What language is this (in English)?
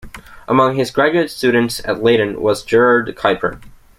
English